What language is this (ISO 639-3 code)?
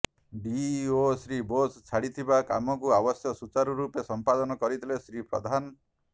ori